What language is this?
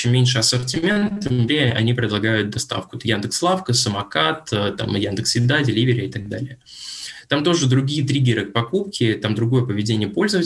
Russian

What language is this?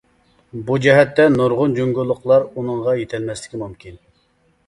Uyghur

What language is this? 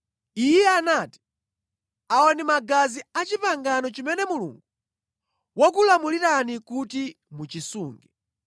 Nyanja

